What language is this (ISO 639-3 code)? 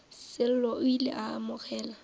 nso